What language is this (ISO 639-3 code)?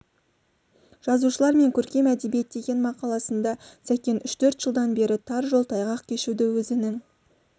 kaz